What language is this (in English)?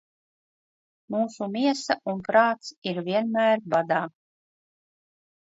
Latvian